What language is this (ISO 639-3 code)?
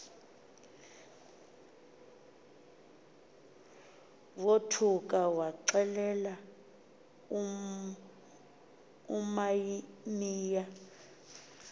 xho